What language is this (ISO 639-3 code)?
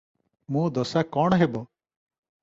ori